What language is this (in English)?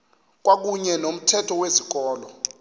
Xhosa